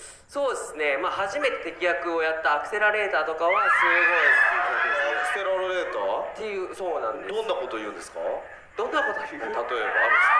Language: Japanese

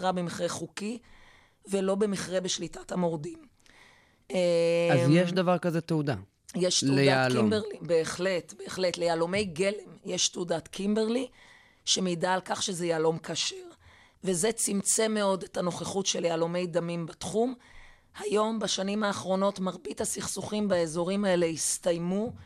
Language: Hebrew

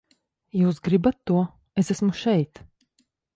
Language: Latvian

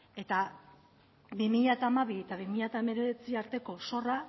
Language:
Basque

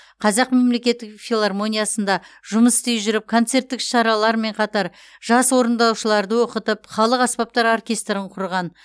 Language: Kazakh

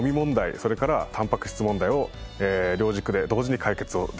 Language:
Japanese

